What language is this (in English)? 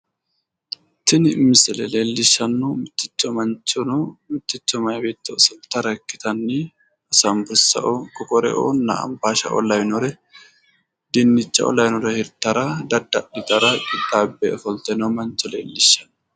Sidamo